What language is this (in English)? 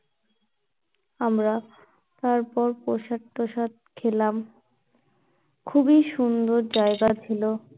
Bangla